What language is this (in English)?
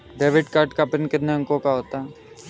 Hindi